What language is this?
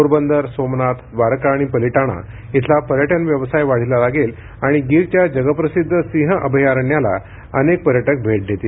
Marathi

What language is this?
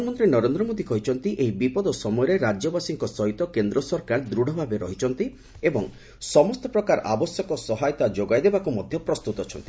Odia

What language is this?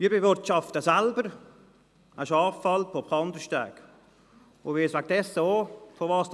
Swiss German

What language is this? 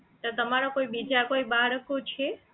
Gujarati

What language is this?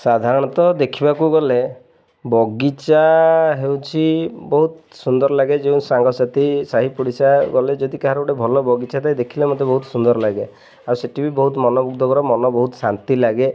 Odia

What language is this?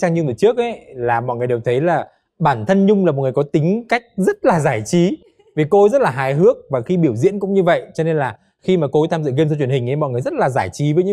Vietnamese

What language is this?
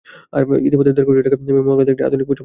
Bangla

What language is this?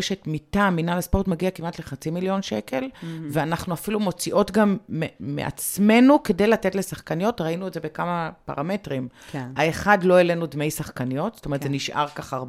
Hebrew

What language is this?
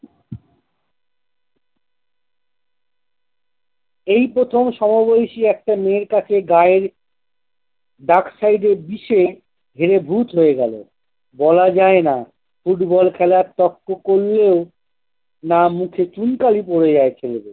Bangla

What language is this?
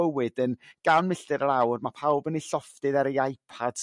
Welsh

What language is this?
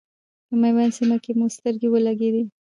Pashto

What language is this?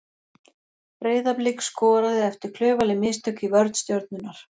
Icelandic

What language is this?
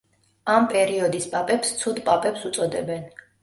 Georgian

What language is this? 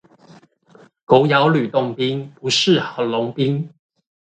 Chinese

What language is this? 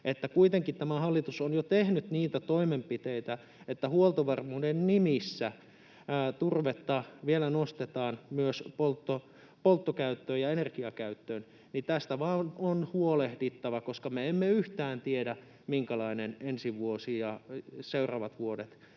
Finnish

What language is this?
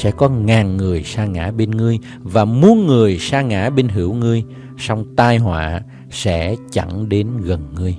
Vietnamese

